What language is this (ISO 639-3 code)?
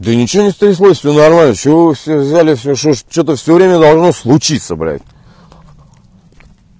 rus